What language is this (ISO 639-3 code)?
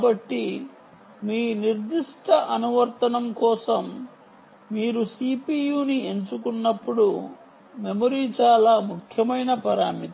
tel